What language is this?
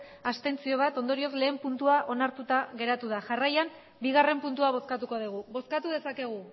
Basque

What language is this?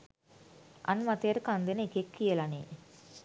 Sinhala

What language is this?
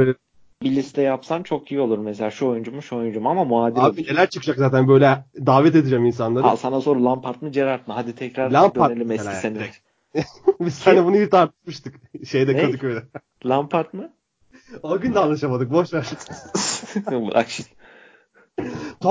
Turkish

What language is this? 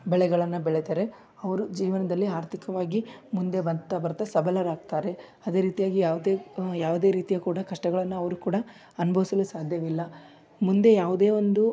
Kannada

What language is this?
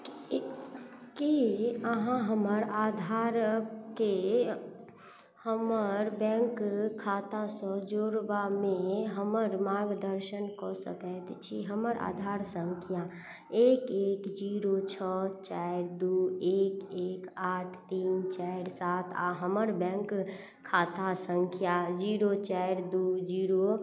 Maithili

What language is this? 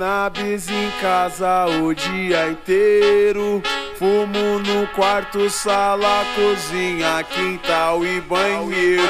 Portuguese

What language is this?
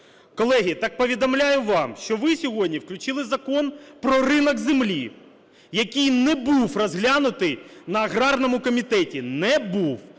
Ukrainian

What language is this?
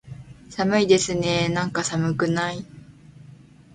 Japanese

